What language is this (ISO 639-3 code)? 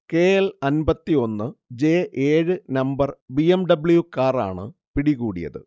mal